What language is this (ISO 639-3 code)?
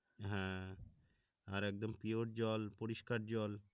ben